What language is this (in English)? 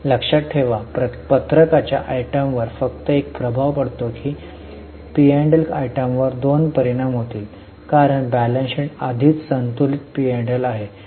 Marathi